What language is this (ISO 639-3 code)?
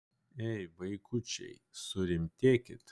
lit